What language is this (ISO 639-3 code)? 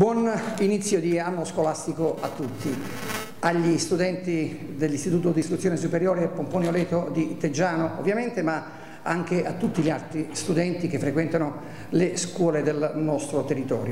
ita